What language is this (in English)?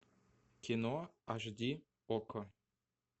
Russian